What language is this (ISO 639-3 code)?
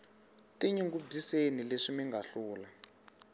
tso